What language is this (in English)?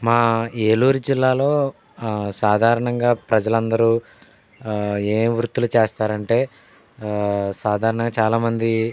Telugu